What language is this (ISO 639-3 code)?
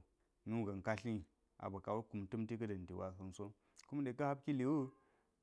gyz